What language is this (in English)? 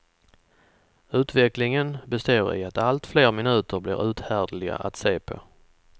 Swedish